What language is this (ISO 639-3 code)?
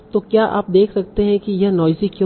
hin